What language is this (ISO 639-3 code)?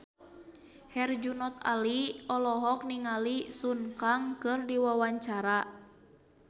sun